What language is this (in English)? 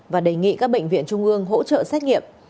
Vietnamese